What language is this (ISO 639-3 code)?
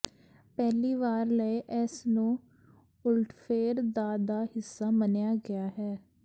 pan